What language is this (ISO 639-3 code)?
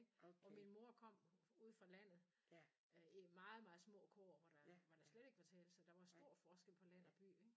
dan